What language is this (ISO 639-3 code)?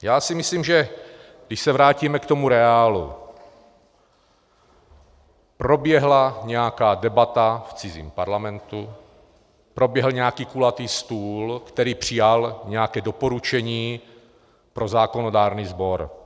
ces